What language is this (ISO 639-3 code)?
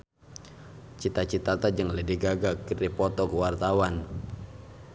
sun